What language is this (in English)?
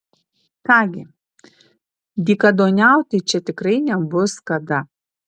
Lithuanian